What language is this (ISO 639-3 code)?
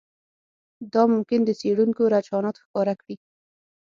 pus